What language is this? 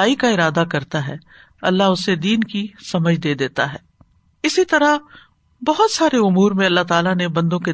Urdu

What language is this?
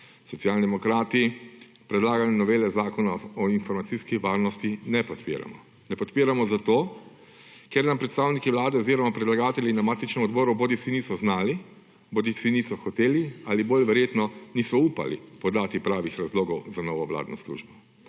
Slovenian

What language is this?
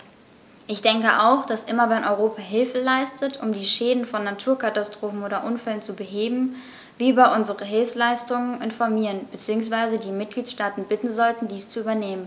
German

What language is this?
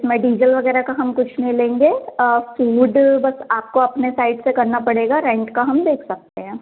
Hindi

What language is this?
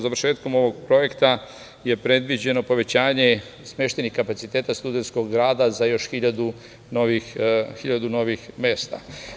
Serbian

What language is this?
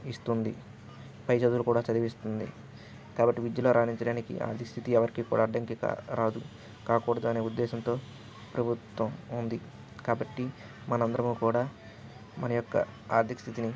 Telugu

